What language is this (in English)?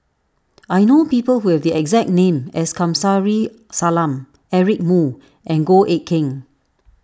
English